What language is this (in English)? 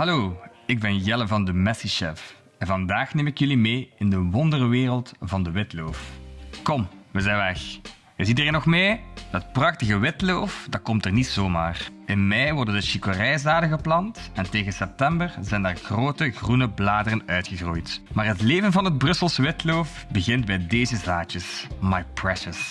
Dutch